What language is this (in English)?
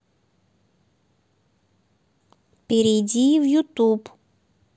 Russian